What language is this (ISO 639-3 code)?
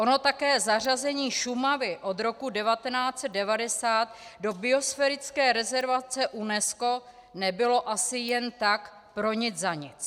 ces